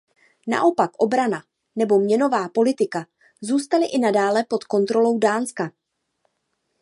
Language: Czech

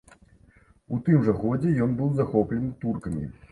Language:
Belarusian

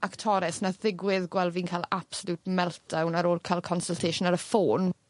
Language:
Welsh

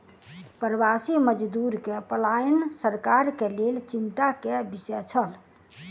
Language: Maithili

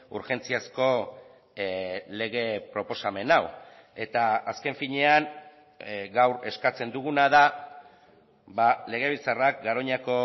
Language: Basque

